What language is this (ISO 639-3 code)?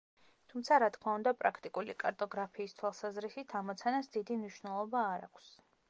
kat